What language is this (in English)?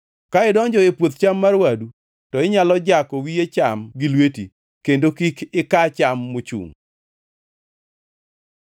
Luo (Kenya and Tanzania)